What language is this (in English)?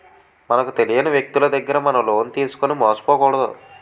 Telugu